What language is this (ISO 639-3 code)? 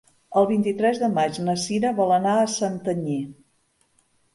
cat